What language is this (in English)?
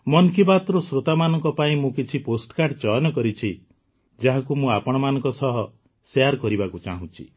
Odia